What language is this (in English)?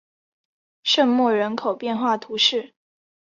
Chinese